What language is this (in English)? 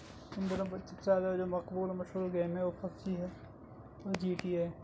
Urdu